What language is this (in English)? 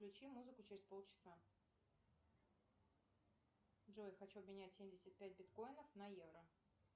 Russian